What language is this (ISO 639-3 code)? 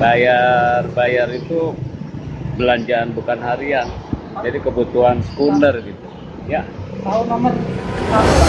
ind